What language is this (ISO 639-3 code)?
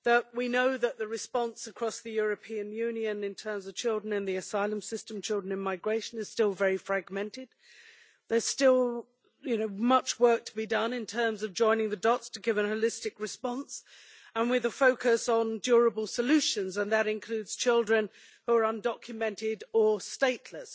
eng